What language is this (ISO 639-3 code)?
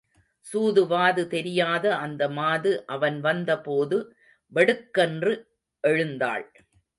tam